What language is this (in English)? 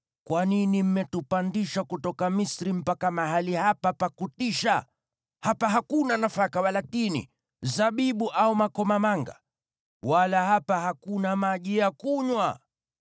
Swahili